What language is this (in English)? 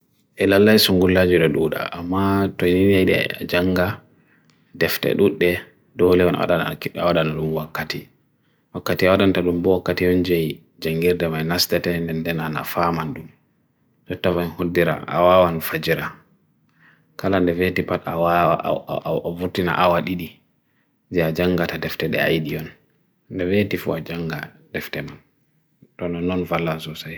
Bagirmi Fulfulde